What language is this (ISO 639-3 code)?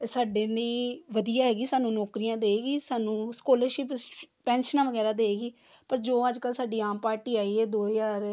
pan